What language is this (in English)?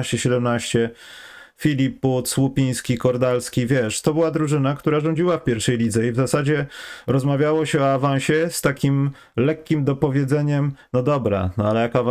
Polish